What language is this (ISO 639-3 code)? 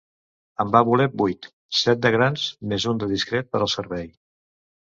cat